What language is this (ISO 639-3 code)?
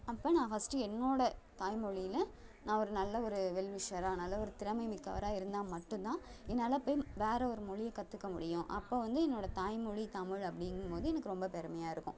tam